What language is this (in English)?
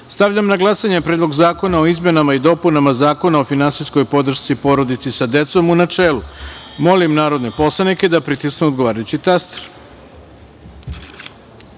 Serbian